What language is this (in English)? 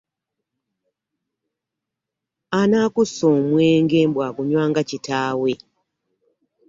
Ganda